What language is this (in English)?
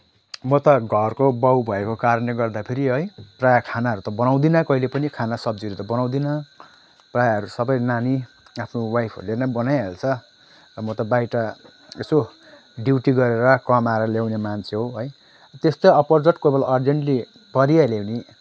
Nepali